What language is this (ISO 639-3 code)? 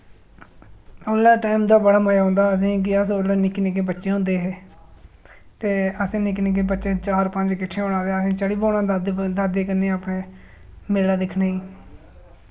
doi